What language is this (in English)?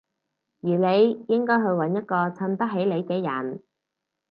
Cantonese